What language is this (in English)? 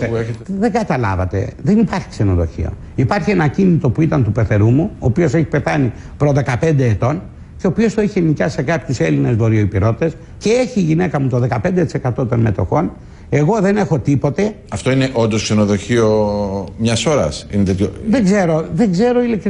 Greek